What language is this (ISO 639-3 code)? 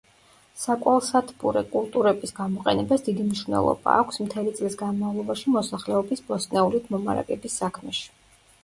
kat